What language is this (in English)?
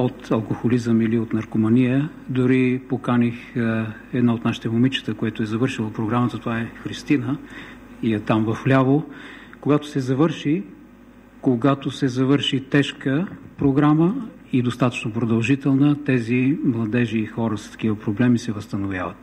Bulgarian